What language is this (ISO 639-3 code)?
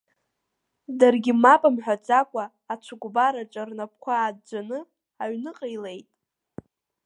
abk